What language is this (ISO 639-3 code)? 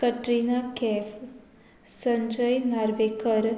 kok